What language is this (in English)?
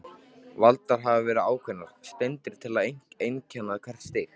Icelandic